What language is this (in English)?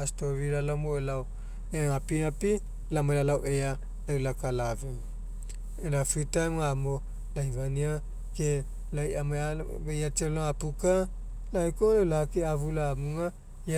Mekeo